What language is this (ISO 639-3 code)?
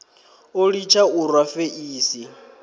ven